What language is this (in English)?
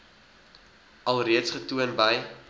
Afrikaans